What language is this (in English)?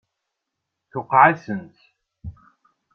Kabyle